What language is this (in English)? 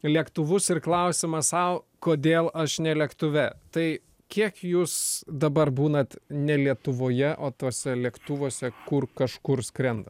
Lithuanian